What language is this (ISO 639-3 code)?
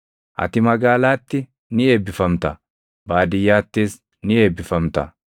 orm